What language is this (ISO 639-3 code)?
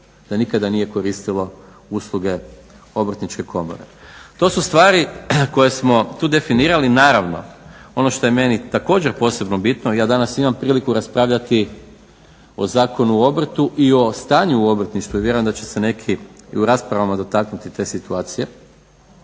hrv